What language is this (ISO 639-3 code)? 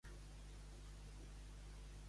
cat